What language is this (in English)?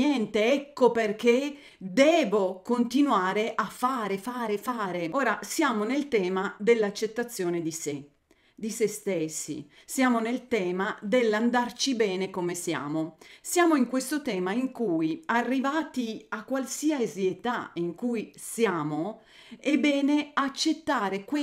Italian